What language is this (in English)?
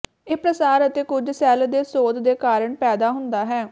Punjabi